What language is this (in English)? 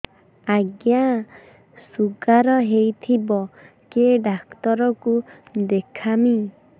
Odia